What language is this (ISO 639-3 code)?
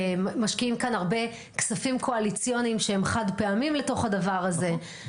heb